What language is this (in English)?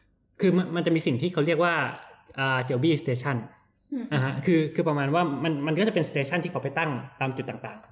Thai